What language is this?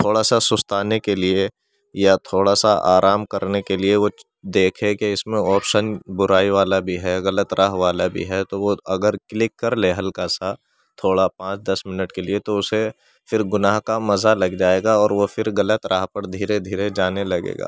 Urdu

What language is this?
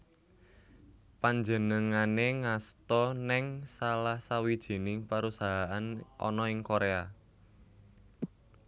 Javanese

